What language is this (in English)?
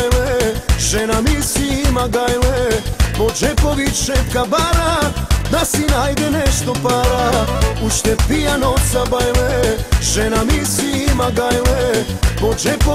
Romanian